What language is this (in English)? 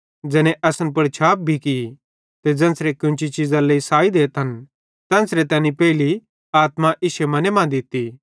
Bhadrawahi